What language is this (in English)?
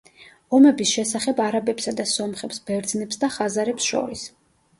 Georgian